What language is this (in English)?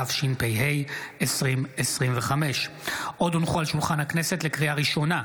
Hebrew